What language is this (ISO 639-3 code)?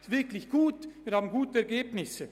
gsw